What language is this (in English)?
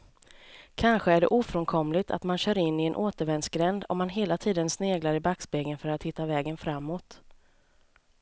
Swedish